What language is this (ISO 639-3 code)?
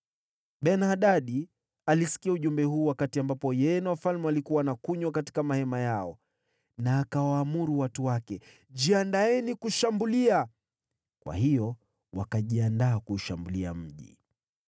swa